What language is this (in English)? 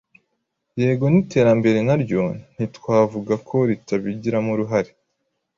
Kinyarwanda